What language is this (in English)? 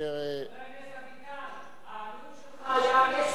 Hebrew